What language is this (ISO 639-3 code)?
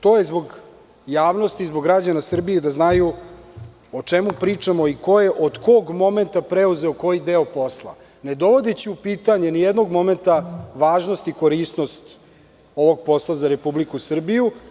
srp